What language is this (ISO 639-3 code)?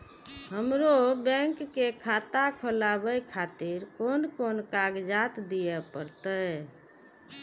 mai